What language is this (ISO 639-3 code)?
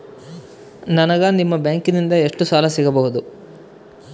kan